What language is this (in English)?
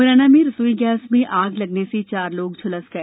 Hindi